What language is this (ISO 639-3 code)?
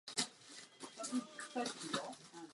ces